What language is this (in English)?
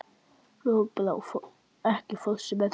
Icelandic